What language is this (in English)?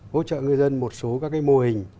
Vietnamese